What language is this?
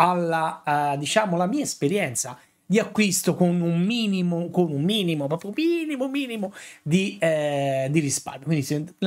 Italian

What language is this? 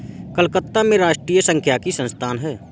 Hindi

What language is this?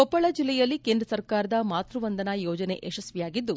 Kannada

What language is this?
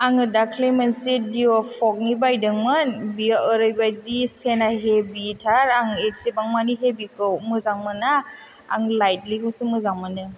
Bodo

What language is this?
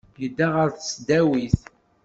Kabyle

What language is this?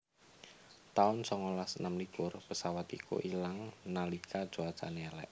Javanese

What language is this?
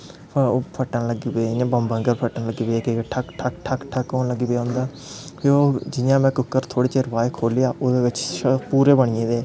Dogri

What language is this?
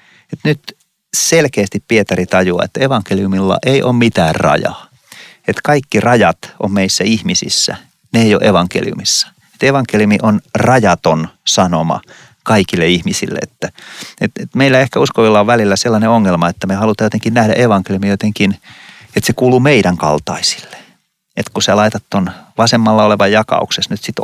Finnish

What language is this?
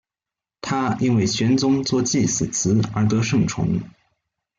Chinese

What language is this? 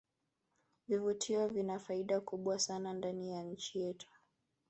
Swahili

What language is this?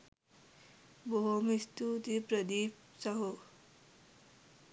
Sinhala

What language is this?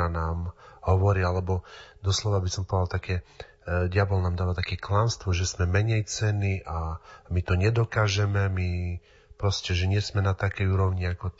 Slovak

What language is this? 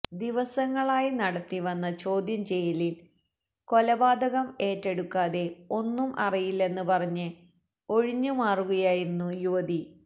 Malayalam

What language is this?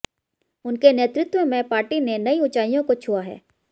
Hindi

